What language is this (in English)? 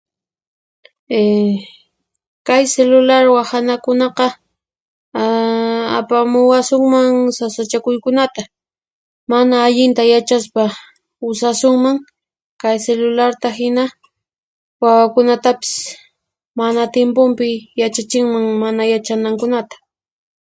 Puno Quechua